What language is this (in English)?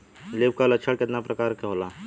Bhojpuri